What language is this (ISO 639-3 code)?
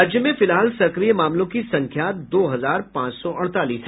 hin